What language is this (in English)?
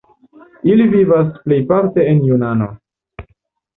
Esperanto